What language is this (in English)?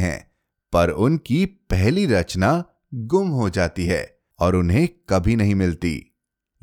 Hindi